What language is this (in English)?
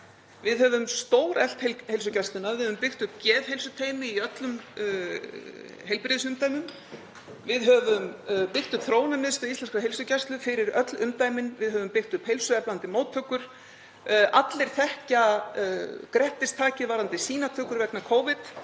Icelandic